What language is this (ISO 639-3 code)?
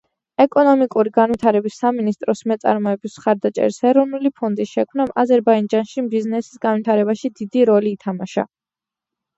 kat